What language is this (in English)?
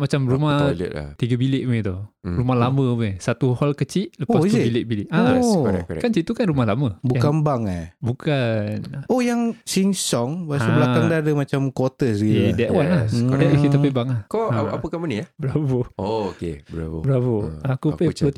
Malay